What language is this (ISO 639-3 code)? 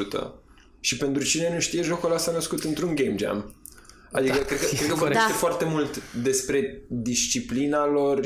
ron